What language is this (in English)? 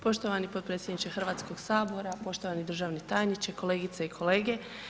Croatian